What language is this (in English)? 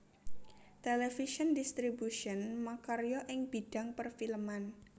Javanese